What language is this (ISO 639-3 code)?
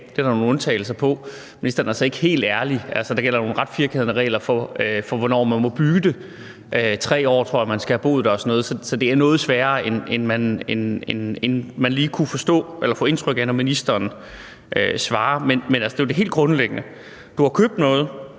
dan